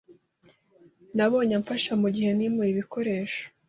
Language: Kinyarwanda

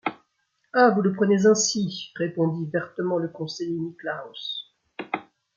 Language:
French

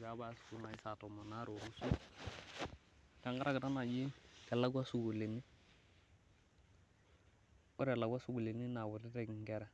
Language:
Masai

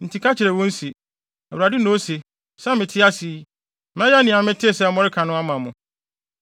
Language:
Akan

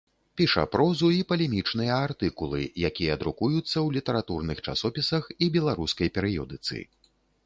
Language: Belarusian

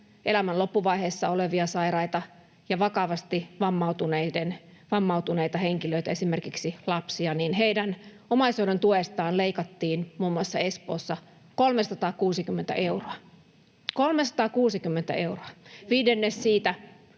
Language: Finnish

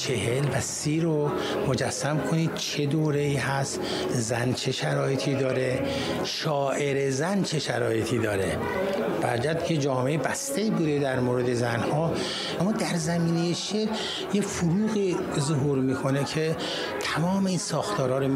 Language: Persian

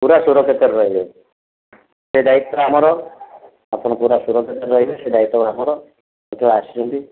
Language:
Odia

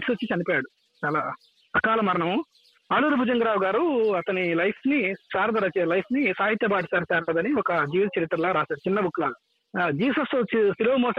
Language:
Telugu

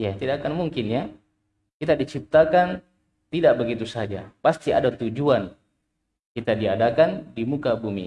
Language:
Indonesian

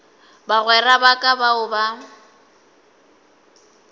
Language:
Northern Sotho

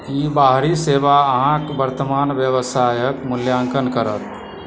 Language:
Maithili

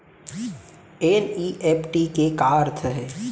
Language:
Chhattisgarhi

